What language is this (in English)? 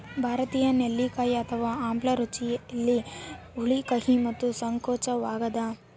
Kannada